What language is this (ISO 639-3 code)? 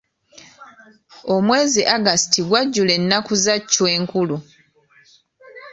lug